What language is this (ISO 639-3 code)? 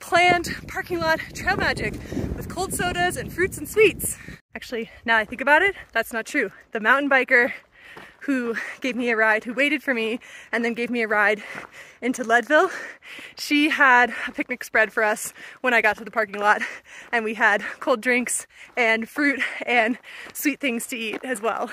eng